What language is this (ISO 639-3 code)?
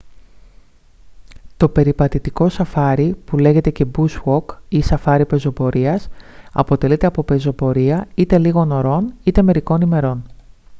ell